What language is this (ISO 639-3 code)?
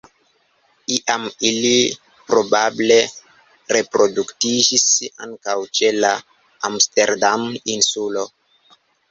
epo